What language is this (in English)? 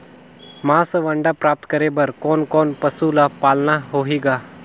Chhattisgarhi